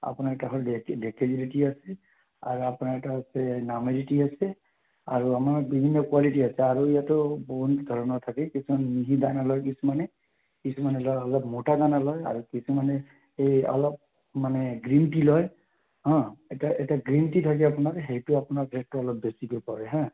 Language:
Assamese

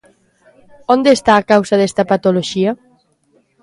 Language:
Galician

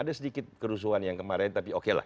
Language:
Indonesian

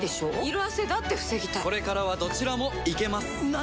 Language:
Japanese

